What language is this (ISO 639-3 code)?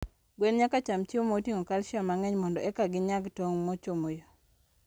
luo